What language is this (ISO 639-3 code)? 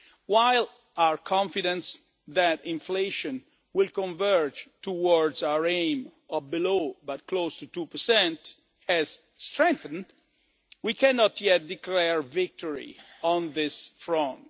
eng